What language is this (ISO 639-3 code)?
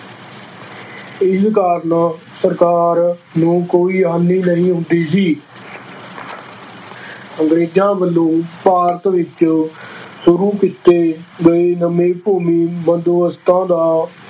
pan